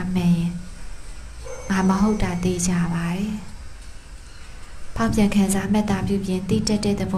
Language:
Thai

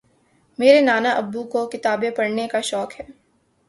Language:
Urdu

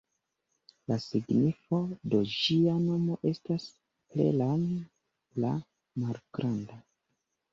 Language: Esperanto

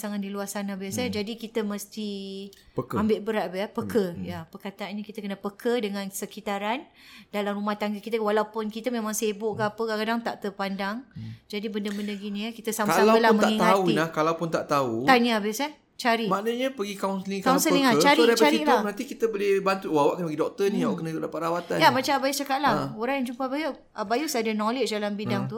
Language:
Malay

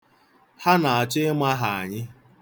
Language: Igbo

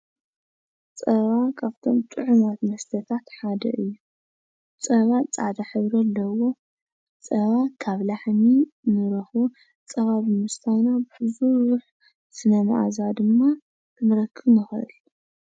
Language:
Tigrinya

